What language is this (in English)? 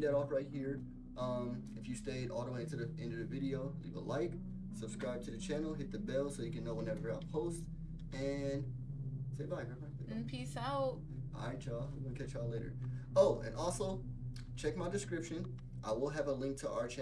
English